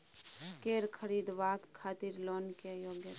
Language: Maithili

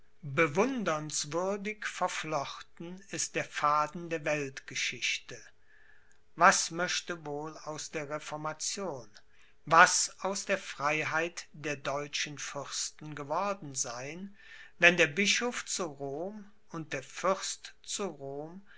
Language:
German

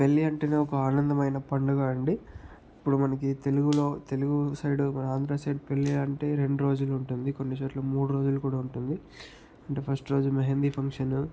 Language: Telugu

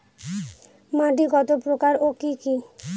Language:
Bangla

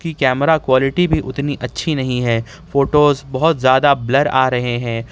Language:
Urdu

